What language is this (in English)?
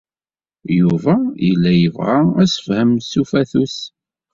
Kabyle